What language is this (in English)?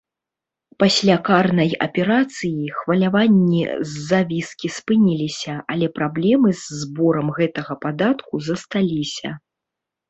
Belarusian